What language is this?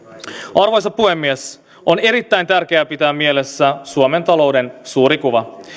Finnish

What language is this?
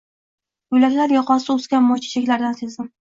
Uzbek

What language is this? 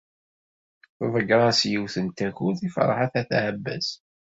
Kabyle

